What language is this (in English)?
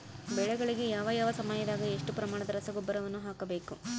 Kannada